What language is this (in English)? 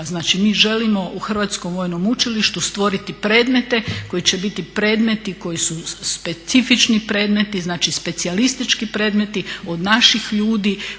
Croatian